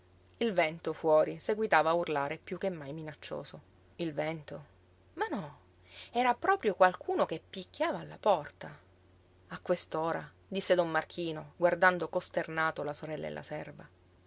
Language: Italian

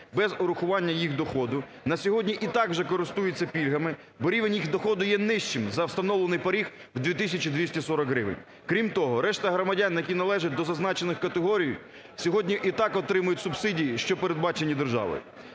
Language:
Ukrainian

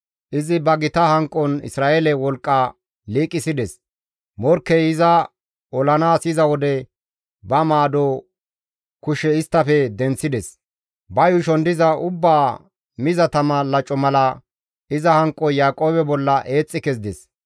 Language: Gamo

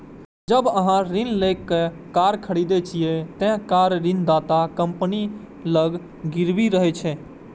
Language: Maithili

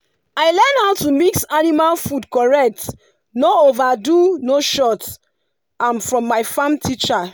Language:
Nigerian Pidgin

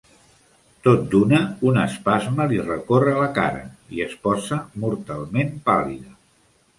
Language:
Catalan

